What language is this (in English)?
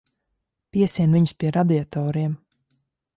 Latvian